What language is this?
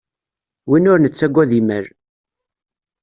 Kabyle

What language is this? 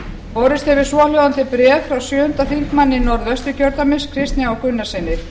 Icelandic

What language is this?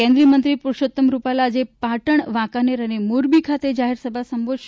Gujarati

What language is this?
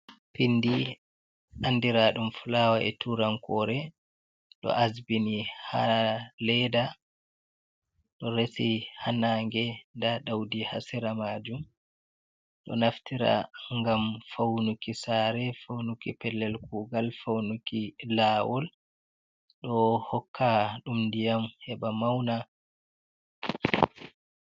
Fula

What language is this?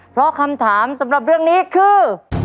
Thai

